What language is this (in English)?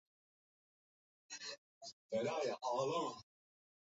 Swahili